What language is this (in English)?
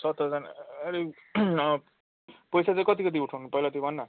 Nepali